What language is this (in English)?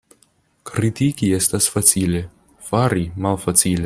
Esperanto